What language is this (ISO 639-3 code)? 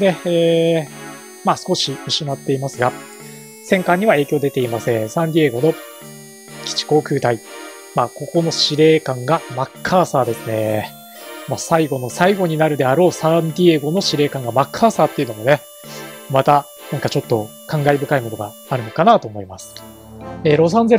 jpn